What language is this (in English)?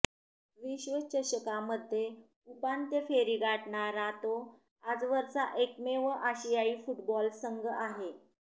Marathi